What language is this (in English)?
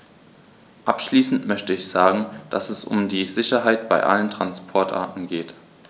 German